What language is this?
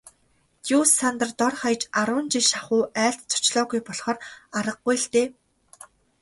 Mongolian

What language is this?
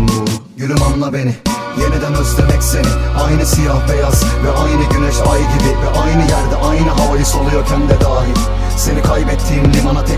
Turkish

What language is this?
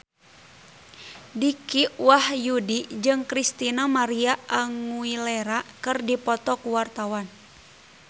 Sundanese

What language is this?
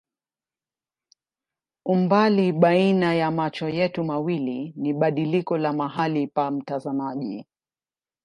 Swahili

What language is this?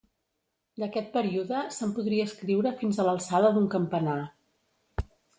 Catalan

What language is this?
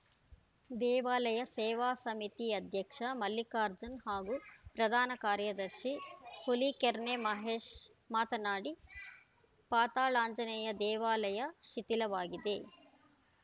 Kannada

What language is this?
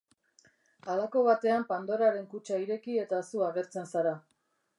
Basque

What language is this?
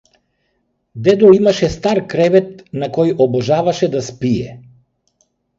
Macedonian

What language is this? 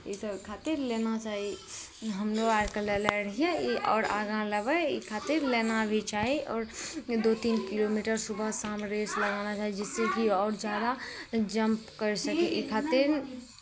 Maithili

